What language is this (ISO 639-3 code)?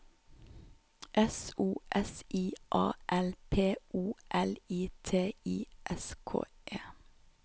nor